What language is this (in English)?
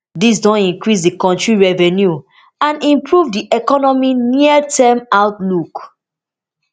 Nigerian Pidgin